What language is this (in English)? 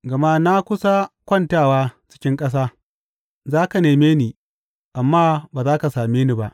Hausa